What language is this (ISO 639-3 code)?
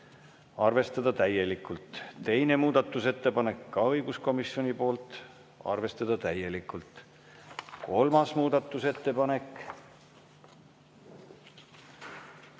est